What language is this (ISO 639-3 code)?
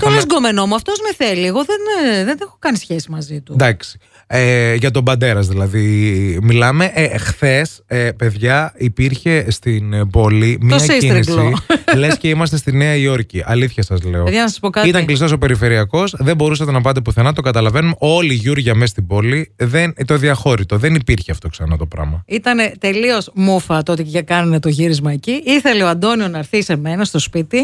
ell